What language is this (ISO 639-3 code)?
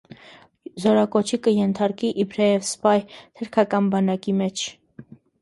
hye